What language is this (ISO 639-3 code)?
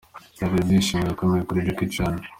kin